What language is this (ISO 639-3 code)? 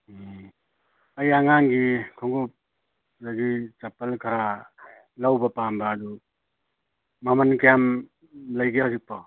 mni